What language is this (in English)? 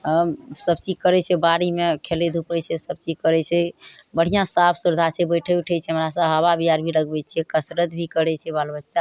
Maithili